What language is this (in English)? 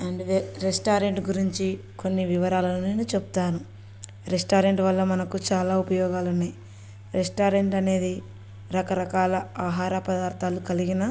Telugu